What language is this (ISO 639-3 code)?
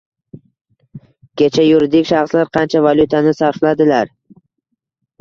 uzb